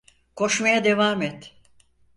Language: Turkish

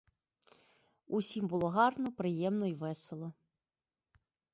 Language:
Ukrainian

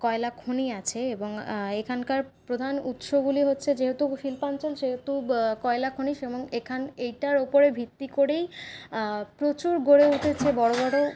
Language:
Bangla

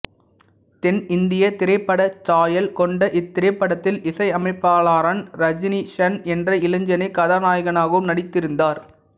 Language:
Tamil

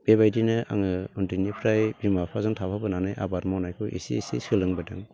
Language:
Bodo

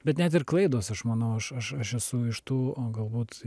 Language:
Lithuanian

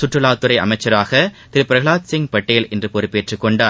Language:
Tamil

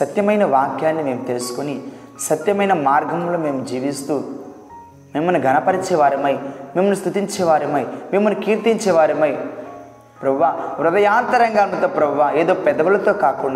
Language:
Telugu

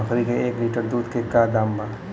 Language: Bhojpuri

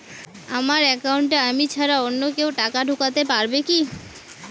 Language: Bangla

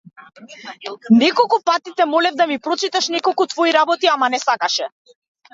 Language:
Macedonian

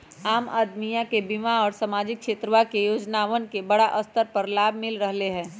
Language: Magahi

